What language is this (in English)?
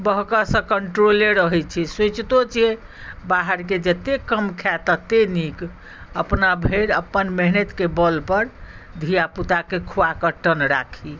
Maithili